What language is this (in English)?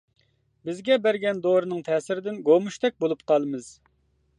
Uyghur